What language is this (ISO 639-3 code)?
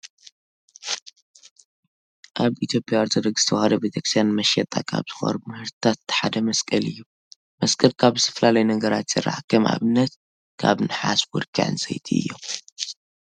tir